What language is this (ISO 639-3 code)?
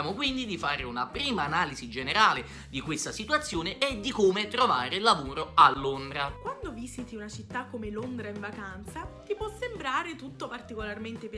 ita